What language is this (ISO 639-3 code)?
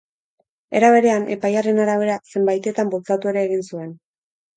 eus